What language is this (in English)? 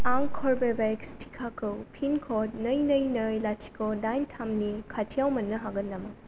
Bodo